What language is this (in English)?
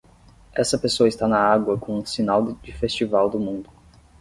Portuguese